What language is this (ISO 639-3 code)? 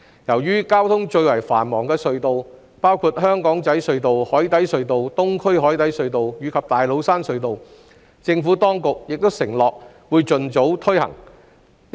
yue